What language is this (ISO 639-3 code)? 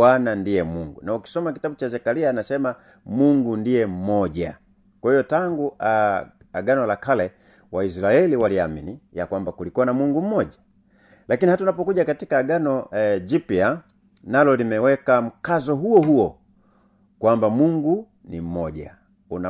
swa